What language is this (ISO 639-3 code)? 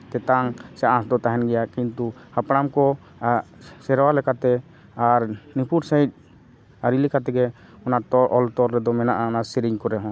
sat